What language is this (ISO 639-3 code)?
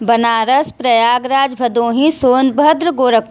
hin